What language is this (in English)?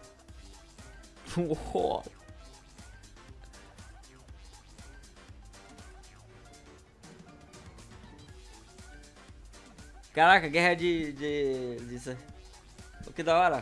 Portuguese